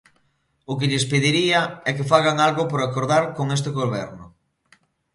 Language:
Galician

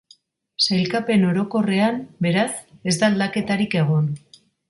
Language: Basque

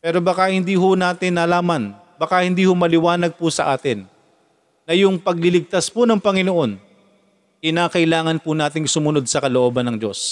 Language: Filipino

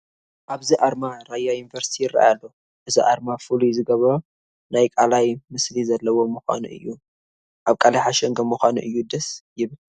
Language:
Tigrinya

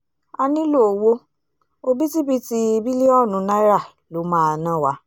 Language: Yoruba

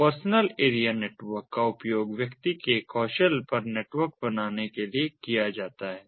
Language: Hindi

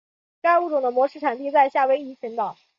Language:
Chinese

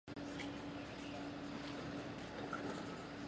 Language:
Chinese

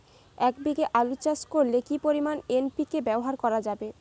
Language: Bangla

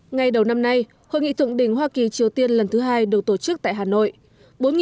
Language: Vietnamese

